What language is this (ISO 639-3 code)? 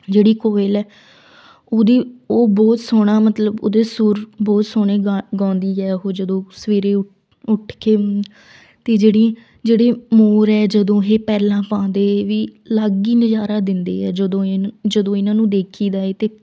pan